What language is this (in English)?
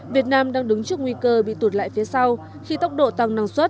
Vietnamese